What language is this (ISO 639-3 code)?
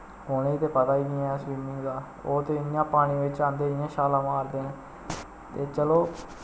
doi